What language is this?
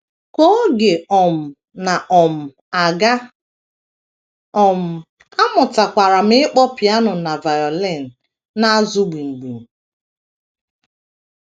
Igbo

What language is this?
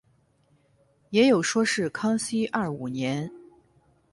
Chinese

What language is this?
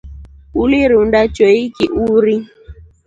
Rombo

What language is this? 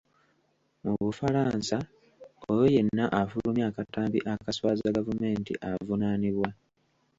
Ganda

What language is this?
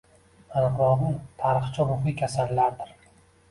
Uzbek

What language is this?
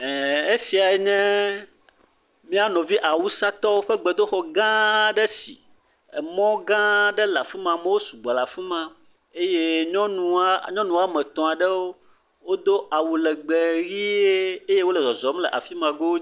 Ewe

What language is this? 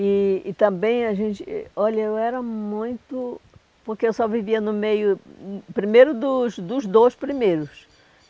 Portuguese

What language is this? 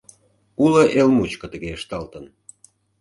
Mari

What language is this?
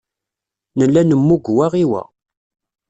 Kabyle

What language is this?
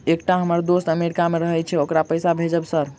Maithili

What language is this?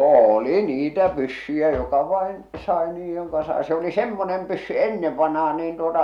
Finnish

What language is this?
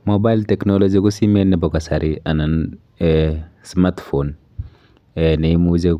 Kalenjin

